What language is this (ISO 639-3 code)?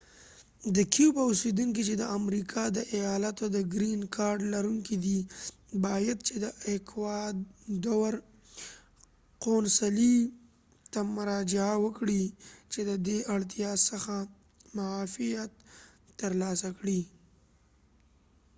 pus